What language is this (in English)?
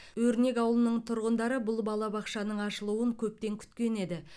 Kazakh